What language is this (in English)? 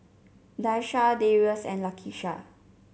English